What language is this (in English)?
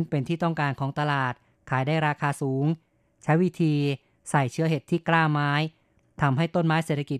Thai